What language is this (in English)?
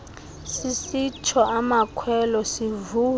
Xhosa